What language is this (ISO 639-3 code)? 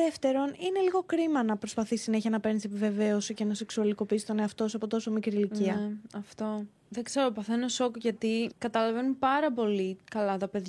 ell